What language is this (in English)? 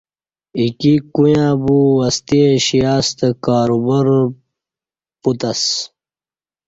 Kati